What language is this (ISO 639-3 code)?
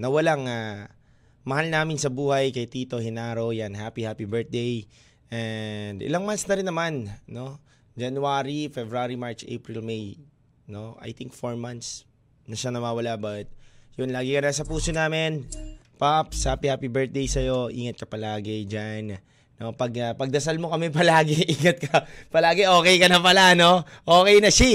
fil